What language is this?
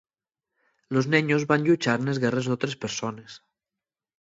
Asturian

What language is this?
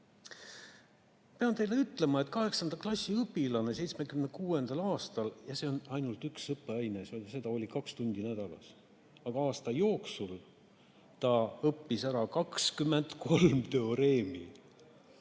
Estonian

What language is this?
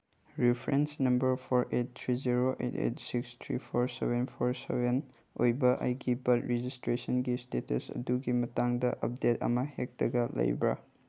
Manipuri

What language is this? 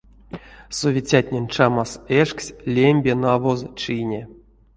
Erzya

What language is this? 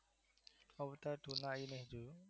Gujarati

